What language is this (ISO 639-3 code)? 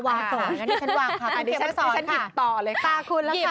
tha